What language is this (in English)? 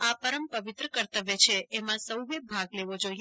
Gujarati